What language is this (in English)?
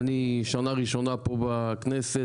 Hebrew